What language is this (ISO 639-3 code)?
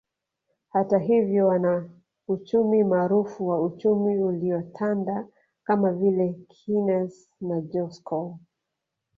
swa